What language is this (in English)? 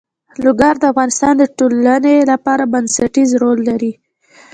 Pashto